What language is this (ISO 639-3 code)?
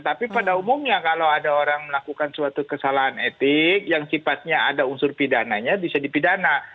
ind